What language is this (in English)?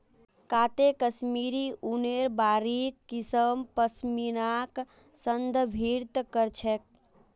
Magahi